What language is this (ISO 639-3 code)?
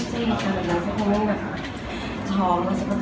tha